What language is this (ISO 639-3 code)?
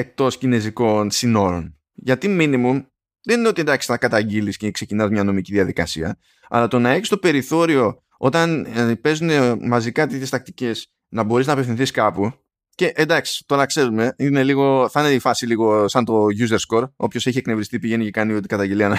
ell